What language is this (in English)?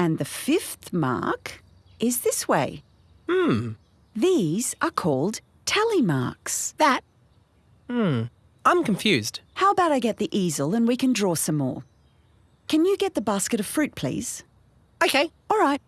English